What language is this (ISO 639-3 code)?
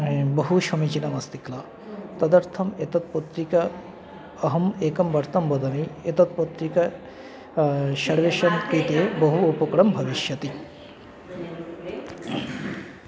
san